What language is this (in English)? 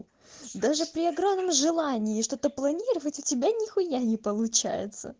Russian